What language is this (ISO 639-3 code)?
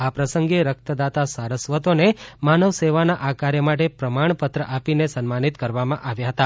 guj